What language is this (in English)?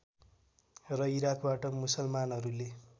Nepali